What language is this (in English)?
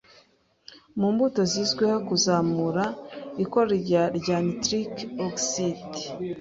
Kinyarwanda